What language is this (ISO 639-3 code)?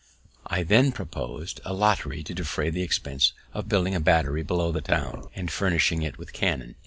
eng